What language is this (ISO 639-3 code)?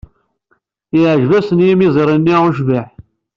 kab